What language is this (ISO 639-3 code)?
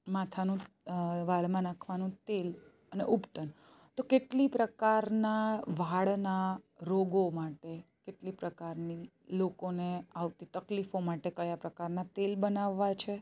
guj